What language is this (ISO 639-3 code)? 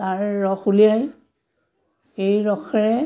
asm